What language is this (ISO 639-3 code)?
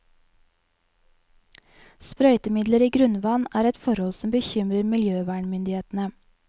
nor